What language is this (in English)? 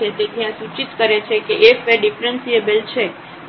Gujarati